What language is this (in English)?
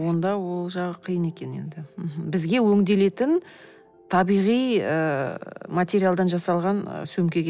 Kazakh